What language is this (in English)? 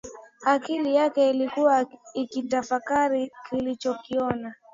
Swahili